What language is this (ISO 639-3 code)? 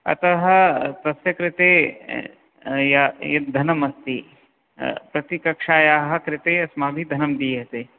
san